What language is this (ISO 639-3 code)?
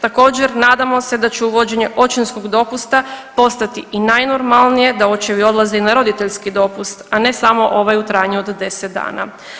hrv